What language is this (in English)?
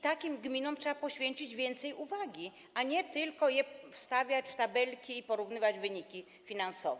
Polish